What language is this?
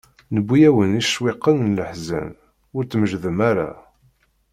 Kabyle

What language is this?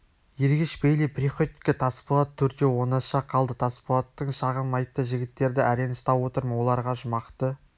Kazakh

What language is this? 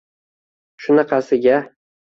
Uzbek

